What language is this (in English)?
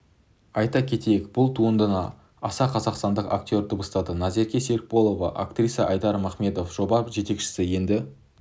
Kazakh